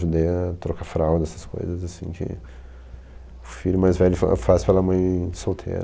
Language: Portuguese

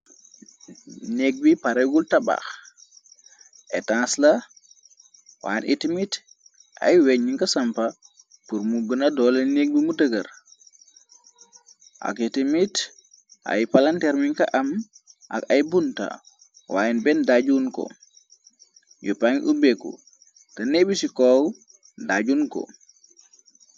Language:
Wolof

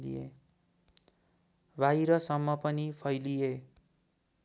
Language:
Nepali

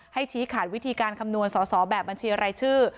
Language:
Thai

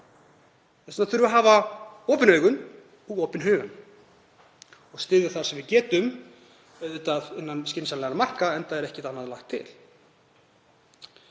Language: Icelandic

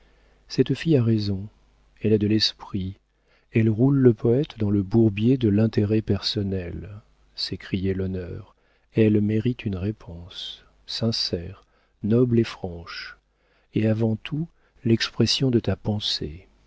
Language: French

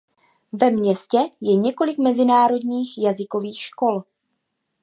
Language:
Czech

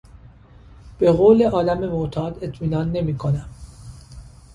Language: Persian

